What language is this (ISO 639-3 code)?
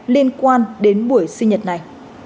vie